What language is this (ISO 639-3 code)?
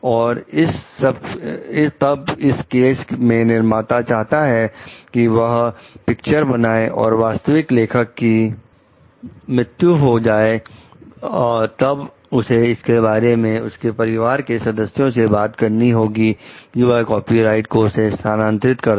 hin